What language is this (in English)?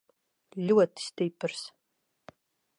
Latvian